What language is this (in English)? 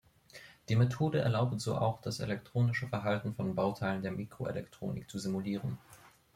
German